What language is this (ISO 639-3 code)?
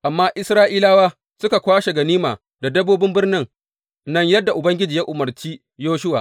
hau